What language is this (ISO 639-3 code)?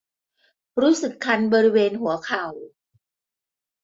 tha